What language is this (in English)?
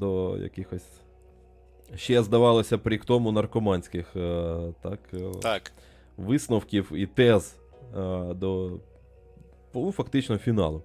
Ukrainian